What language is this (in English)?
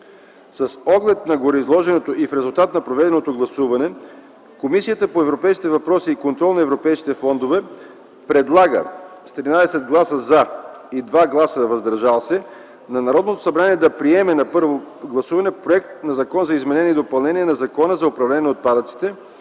Bulgarian